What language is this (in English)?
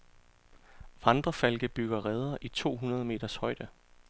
Danish